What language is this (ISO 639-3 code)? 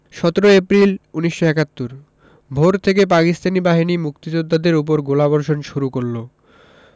ben